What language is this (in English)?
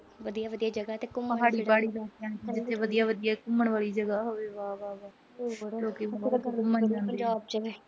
Punjabi